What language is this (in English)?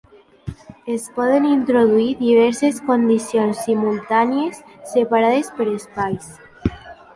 Catalan